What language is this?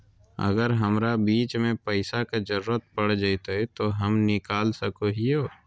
Magahi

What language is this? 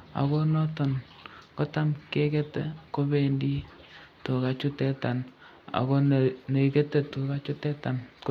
Kalenjin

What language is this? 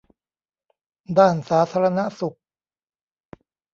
Thai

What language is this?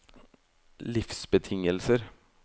Norwegian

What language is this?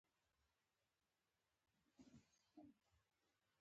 Pashto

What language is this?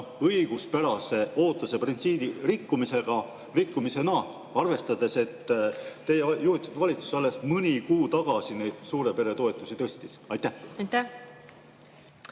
Estonian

